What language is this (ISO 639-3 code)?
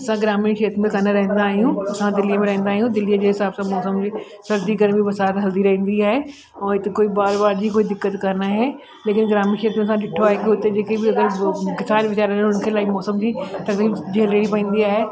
snd